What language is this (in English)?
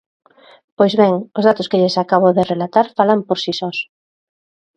Galician